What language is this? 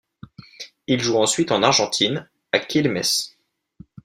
French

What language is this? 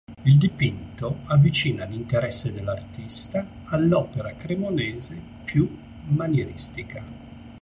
Italian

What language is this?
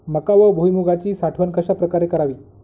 Marathi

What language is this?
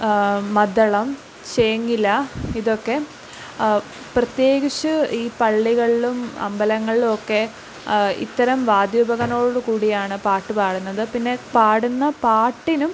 Malayalam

